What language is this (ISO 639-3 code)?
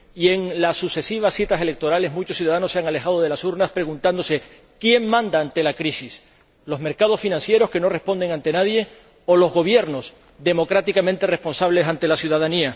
spa